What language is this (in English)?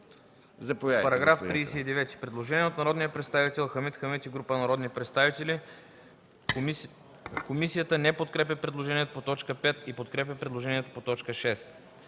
Bulgarian